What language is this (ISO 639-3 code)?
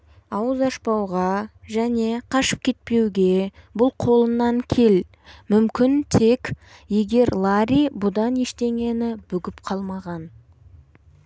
kaz